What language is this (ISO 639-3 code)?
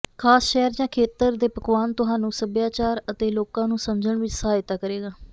pan